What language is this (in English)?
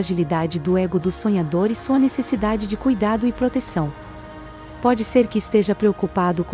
Portuguese